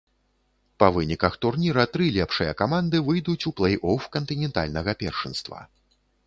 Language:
Belarusian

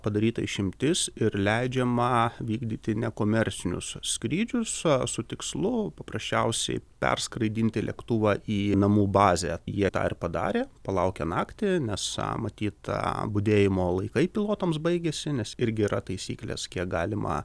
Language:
Lithuanian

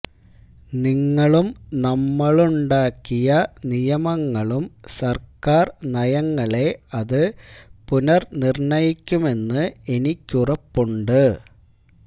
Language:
Malayalam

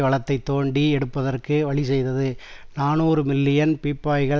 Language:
Tamil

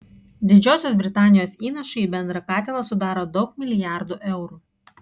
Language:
Lithuanian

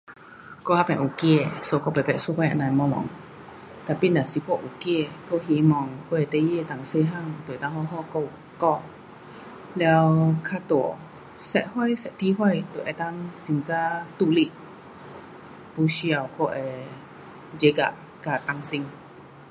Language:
Pu-Xian Chinese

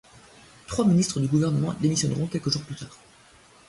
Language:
French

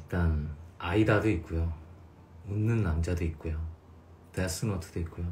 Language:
Korean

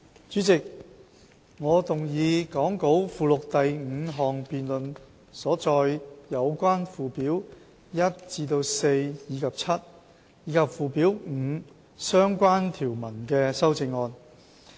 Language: Cantonese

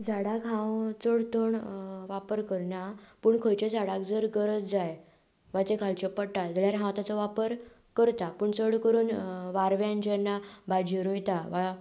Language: Konkani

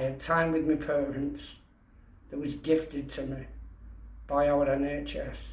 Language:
English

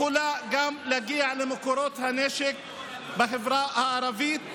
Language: Hebrew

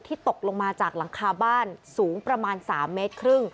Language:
Thai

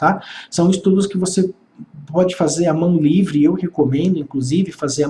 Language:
Portuguese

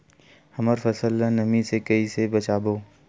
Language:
Chhattisgarhi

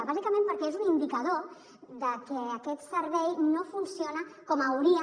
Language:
Catalan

